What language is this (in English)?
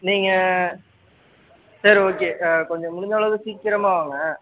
Tamil